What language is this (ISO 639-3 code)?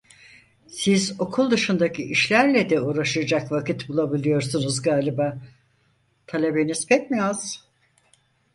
tur